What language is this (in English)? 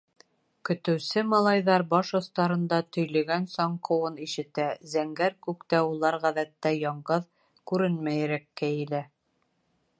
Bashkir